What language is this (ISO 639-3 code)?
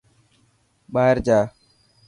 mki